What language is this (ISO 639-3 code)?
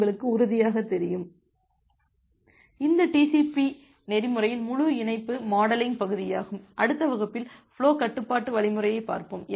tam